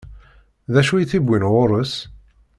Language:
Kabyle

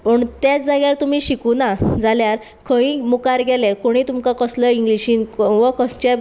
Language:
Konkani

